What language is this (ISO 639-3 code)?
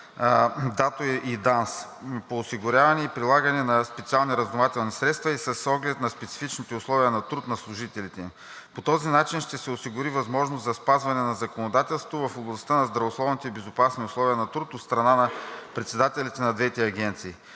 bul